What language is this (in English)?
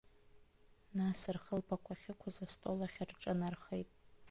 Abkhazian